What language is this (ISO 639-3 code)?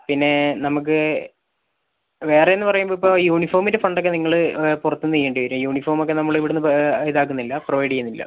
mal